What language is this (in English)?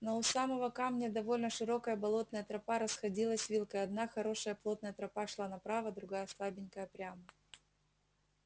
Russian